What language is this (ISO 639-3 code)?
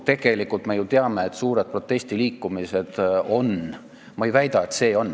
est